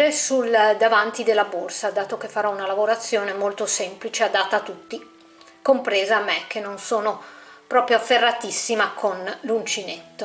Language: Italian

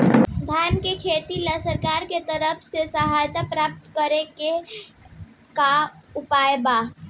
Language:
Bhojpuri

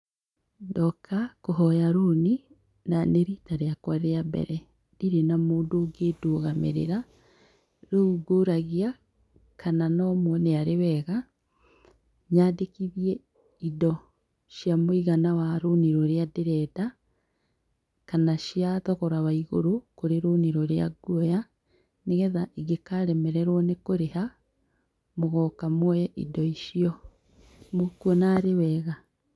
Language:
Kikuyu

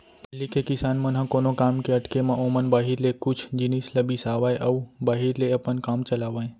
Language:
Chhattisgarhi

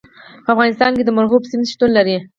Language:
Pashto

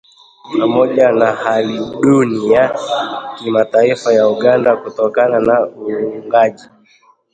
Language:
Swahili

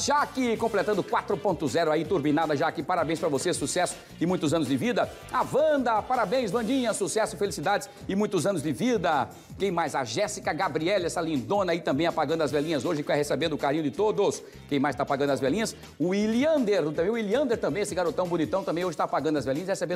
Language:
Portuguese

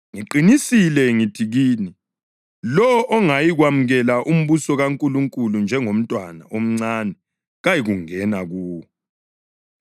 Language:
North Ndebele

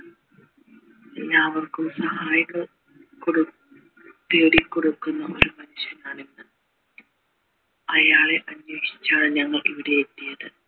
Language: Malayalam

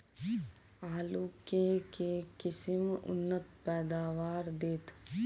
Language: Maithili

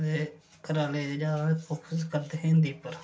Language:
Dogri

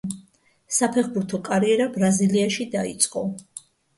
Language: Georgian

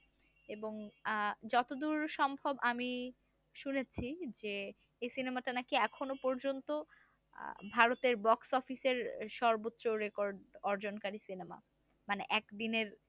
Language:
Bangla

